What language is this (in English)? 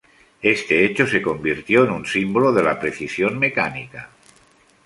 Spanish